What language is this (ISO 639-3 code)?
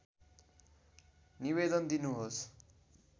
nep